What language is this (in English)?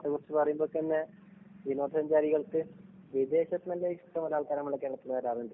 Malayalam